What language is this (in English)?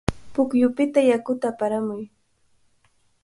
Cajatambo North Lima Quechua